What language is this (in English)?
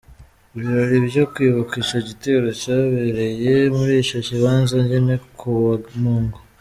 Kinyarwanda